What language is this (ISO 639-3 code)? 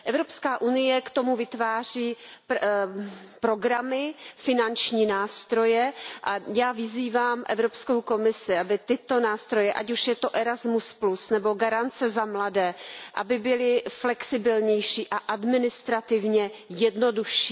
ces